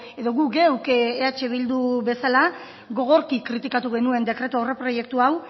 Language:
Basque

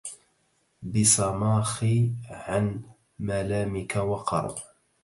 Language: Arabic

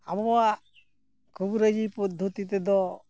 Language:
Santali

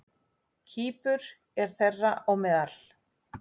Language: Icelandic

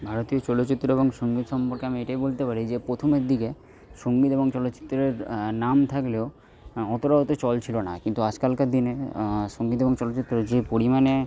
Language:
Bangla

